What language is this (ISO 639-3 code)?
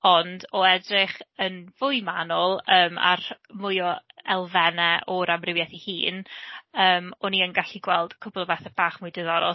cym